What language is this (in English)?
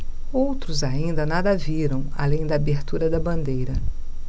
Portuguese